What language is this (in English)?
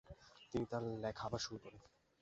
Bangla